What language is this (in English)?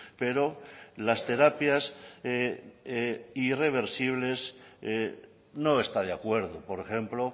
Spanish